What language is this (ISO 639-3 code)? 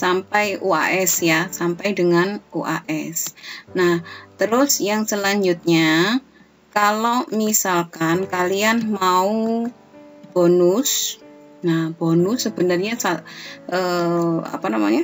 ind